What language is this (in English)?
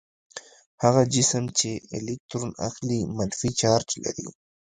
Pashto